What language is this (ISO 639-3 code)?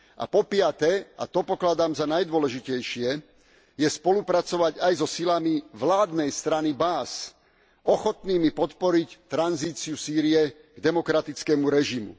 slk